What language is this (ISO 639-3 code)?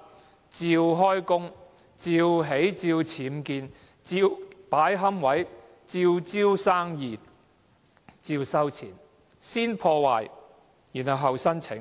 yue